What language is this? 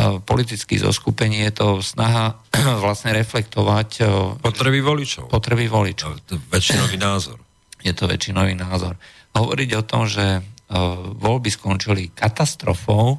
Slovak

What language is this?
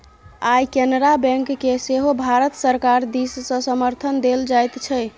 Maithili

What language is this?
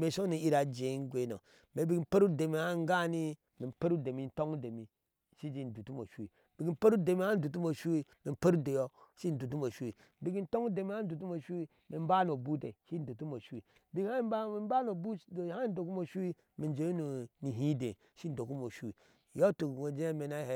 Ashe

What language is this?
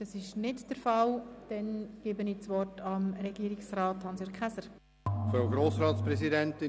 Swiss German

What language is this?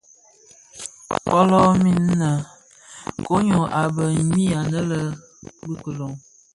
Bafia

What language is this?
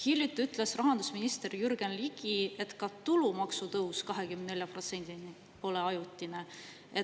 Estonian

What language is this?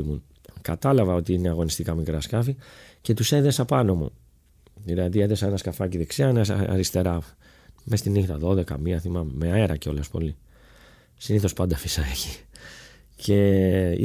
Greek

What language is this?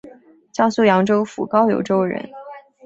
Chinese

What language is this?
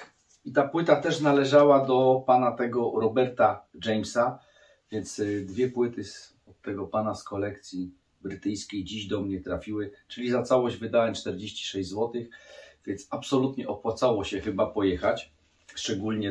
Polish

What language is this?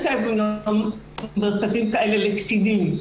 Hebrew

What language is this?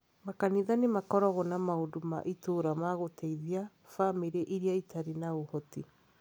Kikuyu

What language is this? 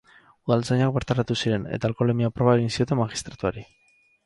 Basque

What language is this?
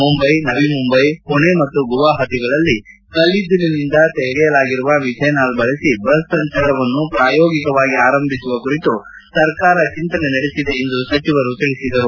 Kannada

